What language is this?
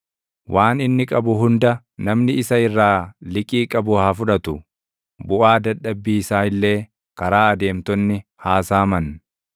Oromo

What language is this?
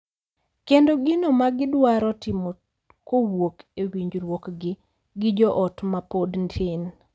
Luo (Kenya and Tanzania)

